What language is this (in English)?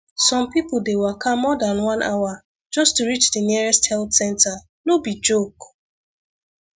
Nigerian Pidgin